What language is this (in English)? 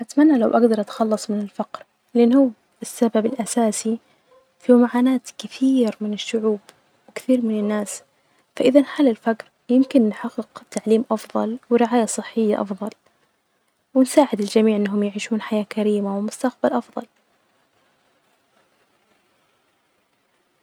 Najdi Arabic